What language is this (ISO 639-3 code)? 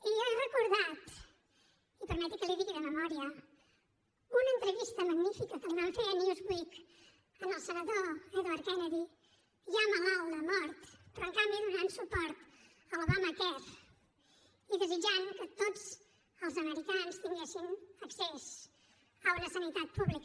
cat